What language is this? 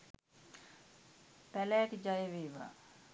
Sinhala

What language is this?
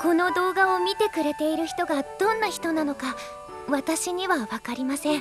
Japanese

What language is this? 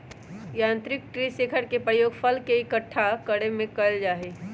Magahi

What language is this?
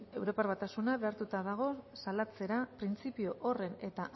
Basque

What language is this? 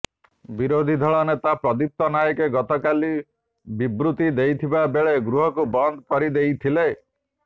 Odia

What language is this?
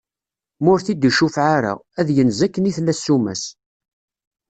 Kabyle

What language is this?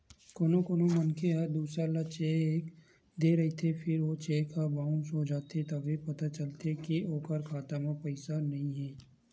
Chhattisgarhi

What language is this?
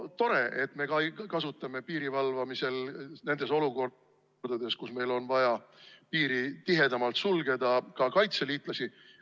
Estonian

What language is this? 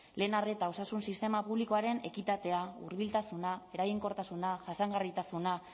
Basque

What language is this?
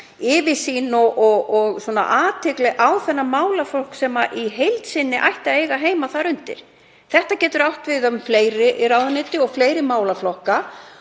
Icelandic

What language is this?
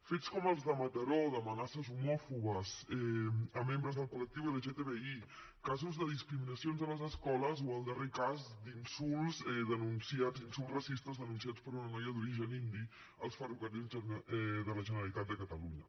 Catalan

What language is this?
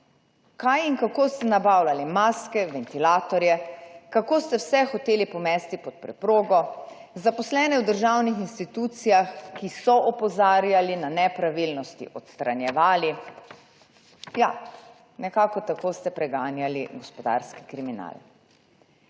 Slovenian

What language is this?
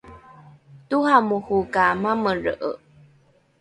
Rukai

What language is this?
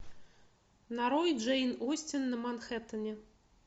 Russian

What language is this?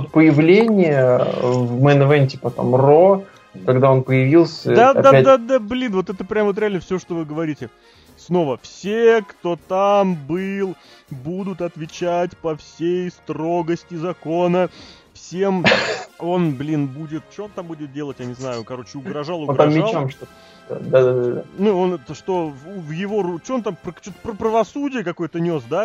Russian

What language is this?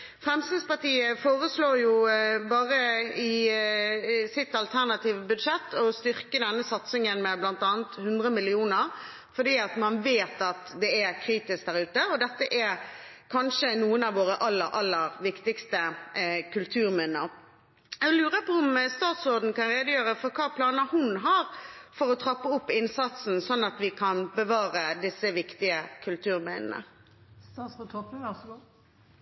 Norwegian Bokmål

